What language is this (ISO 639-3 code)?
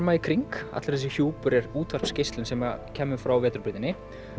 isl